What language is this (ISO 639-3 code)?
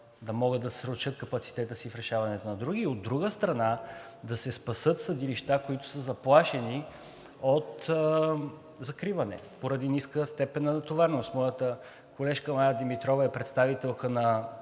bul